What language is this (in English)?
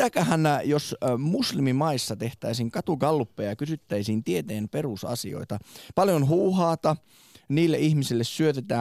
Finnish